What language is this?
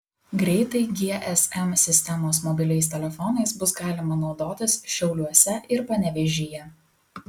Lithuanian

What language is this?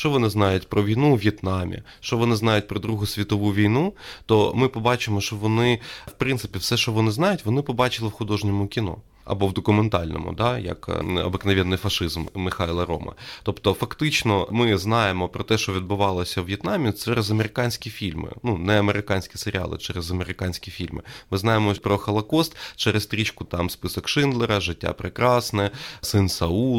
Ukrainian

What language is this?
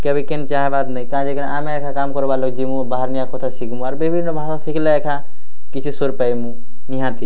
Odia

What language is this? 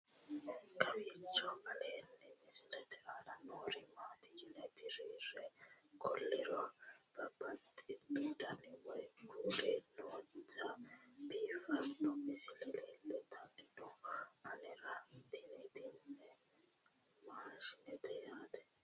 Sidamo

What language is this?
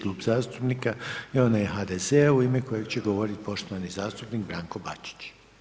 Croatian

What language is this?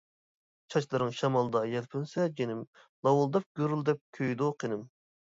Uyghur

